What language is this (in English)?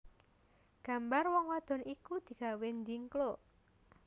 Javanese